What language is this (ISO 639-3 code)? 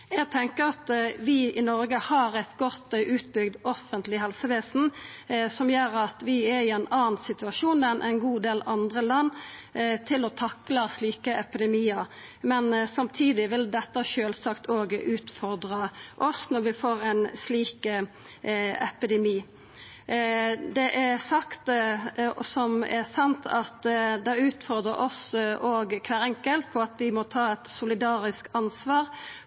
nno